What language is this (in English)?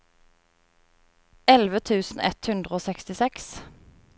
Norwegian